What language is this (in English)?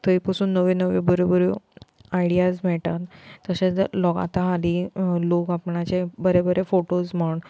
Konkani